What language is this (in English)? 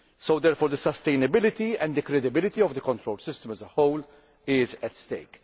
English